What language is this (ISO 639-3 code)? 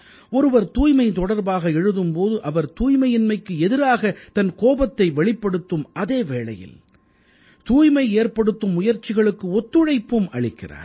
tam